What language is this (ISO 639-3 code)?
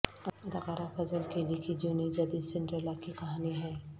urd